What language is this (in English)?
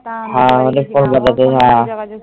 Bangla